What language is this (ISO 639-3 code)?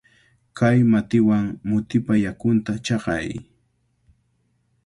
qvl